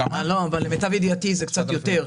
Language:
Hebrew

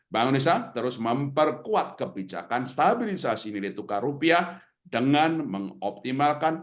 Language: Indonesian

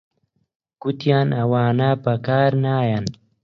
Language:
Central Kurdish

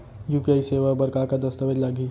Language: Chhattisgarhi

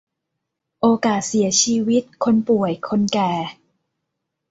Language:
Thai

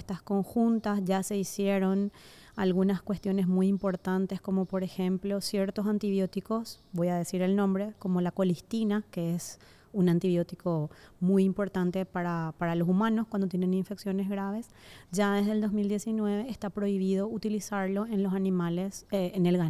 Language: Spanish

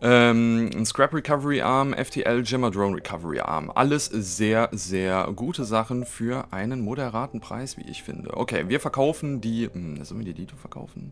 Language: German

